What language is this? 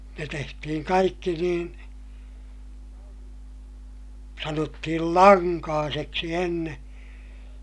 Finnish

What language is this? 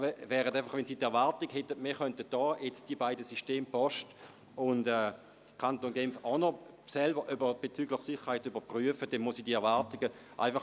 Swiss German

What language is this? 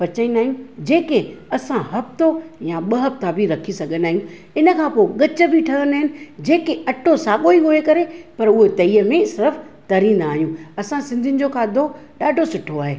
Sindhi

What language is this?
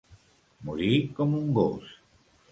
Catalan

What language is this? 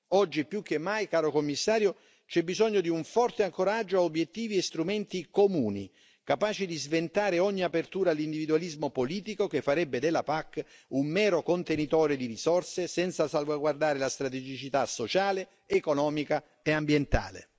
Italian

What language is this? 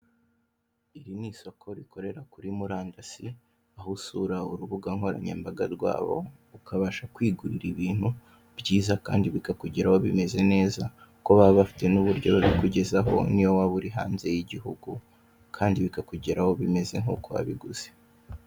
Kinyarwanda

